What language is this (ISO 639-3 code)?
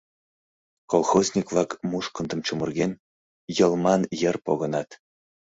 chm